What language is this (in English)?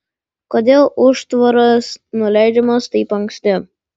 Lithuanian